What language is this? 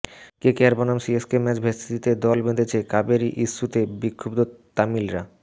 Bangla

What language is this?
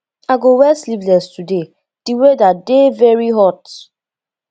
Nigerian Pidgin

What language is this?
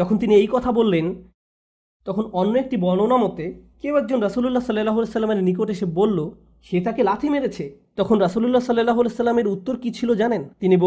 Bangla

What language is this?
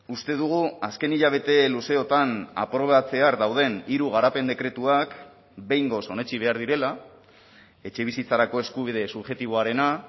Basque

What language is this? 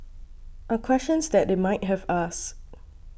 English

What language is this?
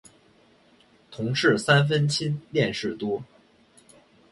Chinese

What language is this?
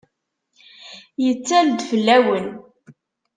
Kabyle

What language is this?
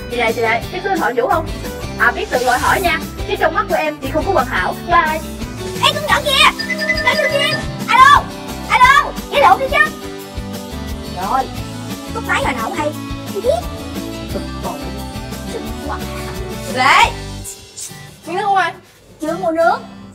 Vietnamese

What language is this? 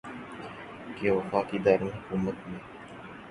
Urdu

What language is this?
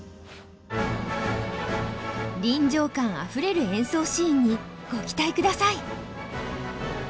Japanese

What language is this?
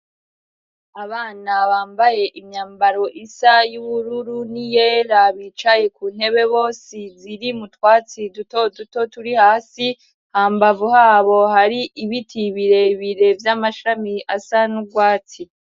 Rundi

